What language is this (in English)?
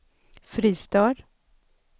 Swedish